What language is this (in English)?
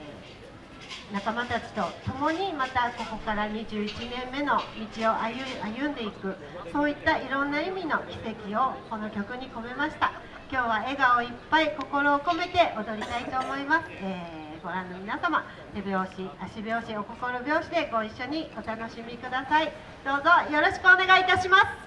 Japanese